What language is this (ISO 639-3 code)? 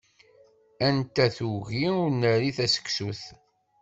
kab